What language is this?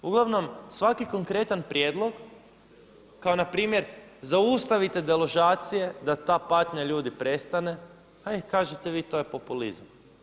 Croatian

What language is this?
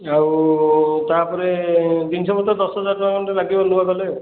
Odia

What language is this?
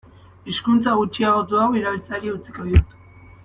Basque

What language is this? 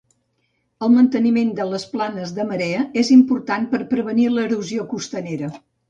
Catalan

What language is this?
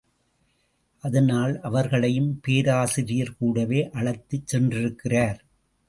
Tamil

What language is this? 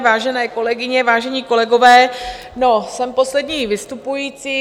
Czech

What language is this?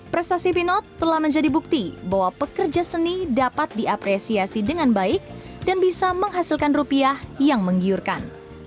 Indonesian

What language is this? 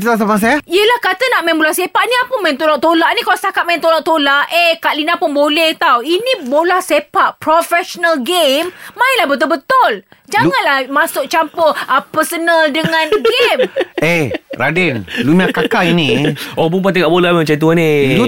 Malay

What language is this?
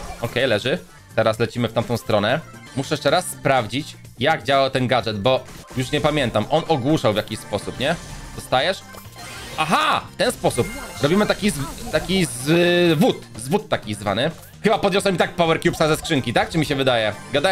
Polish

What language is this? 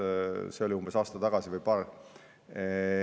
Estonian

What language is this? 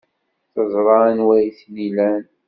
Kabyle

